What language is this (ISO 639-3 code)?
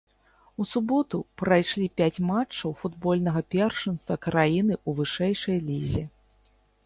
bel